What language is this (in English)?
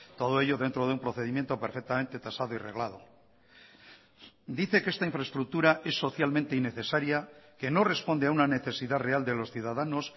Spanish